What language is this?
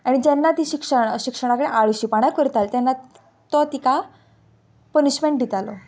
Konkani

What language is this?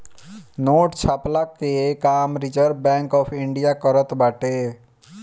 Bhojpuri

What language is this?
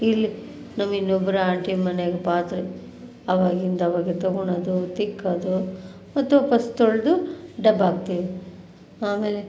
Kannada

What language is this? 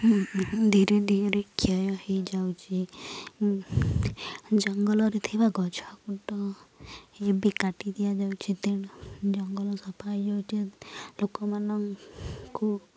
Odia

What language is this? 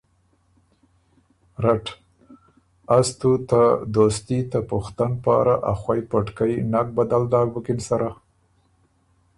Ormuri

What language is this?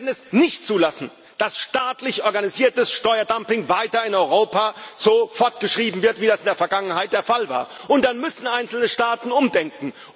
German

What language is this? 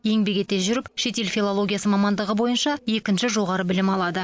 Kazakh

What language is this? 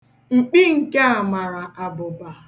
Igbo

